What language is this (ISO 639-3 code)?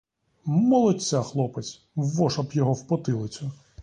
ukr